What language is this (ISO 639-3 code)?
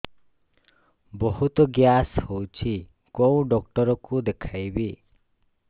ori